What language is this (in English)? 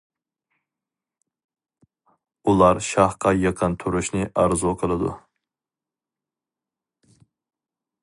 Uyghur